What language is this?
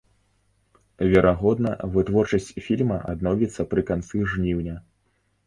Belarusian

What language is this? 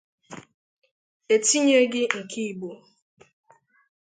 Igbo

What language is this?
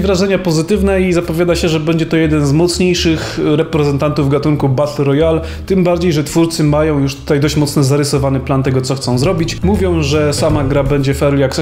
Polish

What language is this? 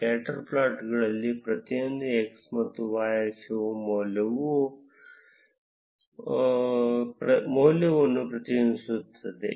Kannada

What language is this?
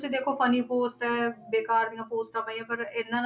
Punjabi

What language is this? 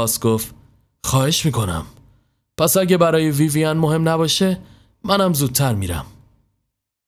Persian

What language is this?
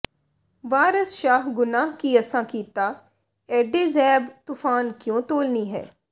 Punjabi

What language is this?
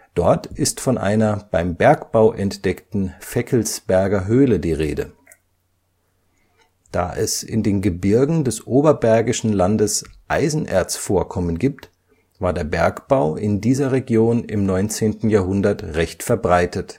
German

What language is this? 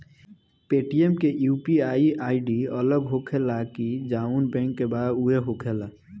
Bhojpuri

